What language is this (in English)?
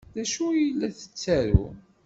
Kabyle